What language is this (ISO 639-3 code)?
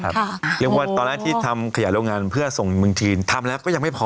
tha